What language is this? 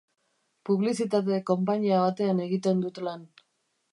Basque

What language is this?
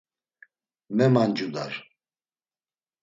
Laz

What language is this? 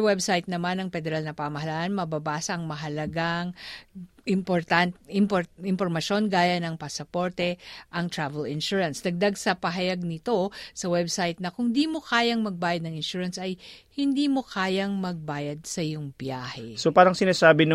Filipino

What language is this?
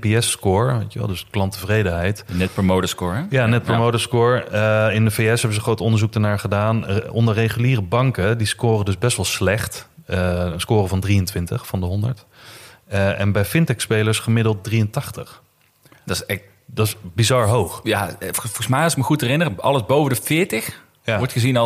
Dutch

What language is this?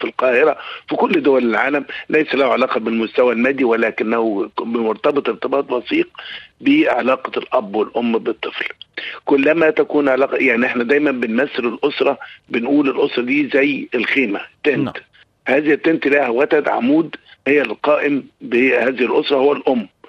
Arabic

